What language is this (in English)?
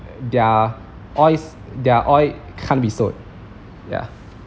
English